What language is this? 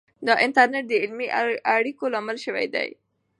Pashto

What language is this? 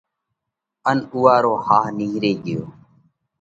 Parkari Koli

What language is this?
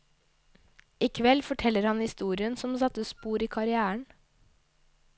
Norwegian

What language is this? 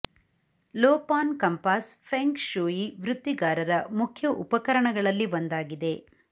Kannada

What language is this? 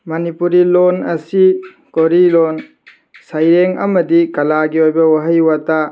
Manipuri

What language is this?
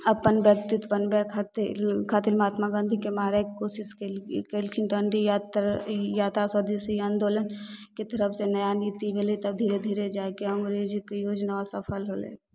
Maithili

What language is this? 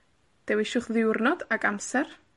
Welsh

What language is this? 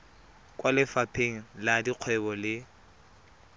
Tswana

